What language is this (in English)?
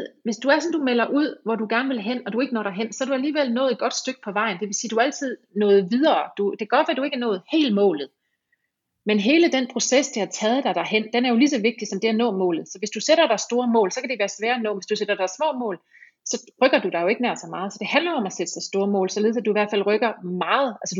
Danish